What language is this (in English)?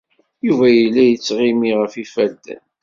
Kabyle